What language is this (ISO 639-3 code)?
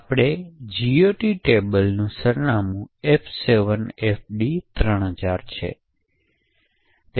guj